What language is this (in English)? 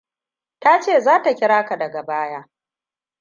Hausa